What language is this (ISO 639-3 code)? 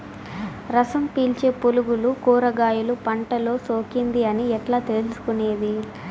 tel